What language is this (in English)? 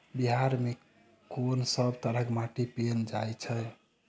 Maithili